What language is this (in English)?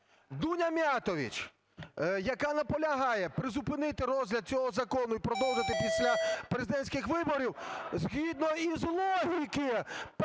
Ukrainian